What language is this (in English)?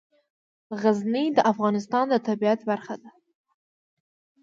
Pashto